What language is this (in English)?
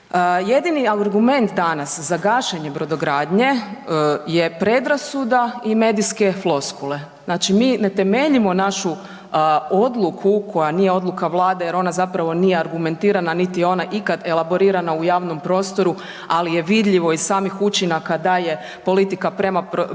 Croatian